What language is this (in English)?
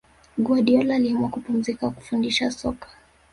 Swahili